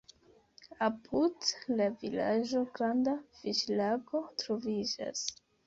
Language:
Esperanto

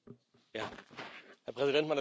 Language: German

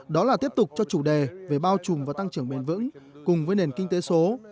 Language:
Vietnamese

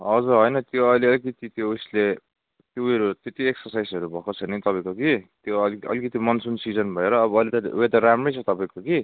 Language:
Nepali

